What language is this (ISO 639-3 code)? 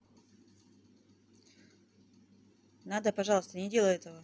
rus